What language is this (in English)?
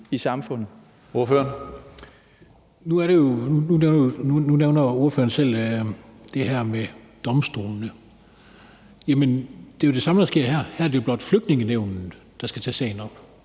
Danish